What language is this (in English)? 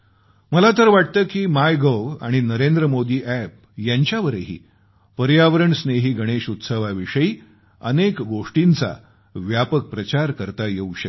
Marathi